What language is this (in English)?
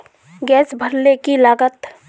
Magahi